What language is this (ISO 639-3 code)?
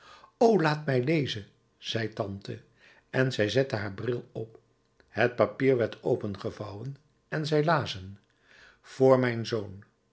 nld